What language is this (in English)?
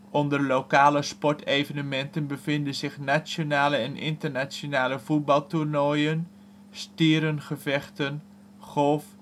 Dutch